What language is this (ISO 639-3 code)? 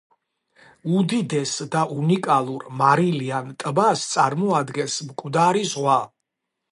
kat